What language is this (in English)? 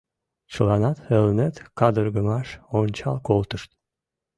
Mari